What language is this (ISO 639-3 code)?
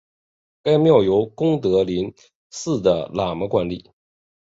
zho